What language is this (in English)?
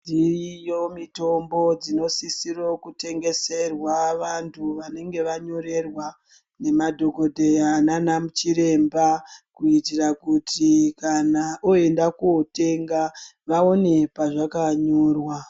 Ndau